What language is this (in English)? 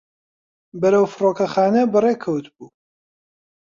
Central Kurdish